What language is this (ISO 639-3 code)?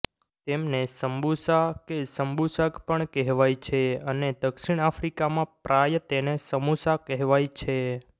guj